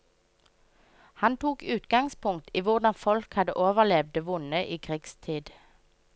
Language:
Norwegian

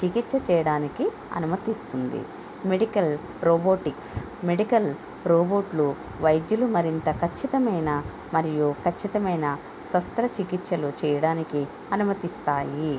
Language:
Telugu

